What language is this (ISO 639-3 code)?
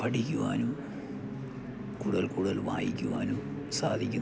mal